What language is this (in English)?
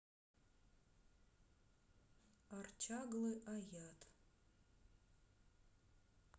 Russian